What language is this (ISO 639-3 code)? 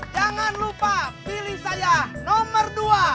ind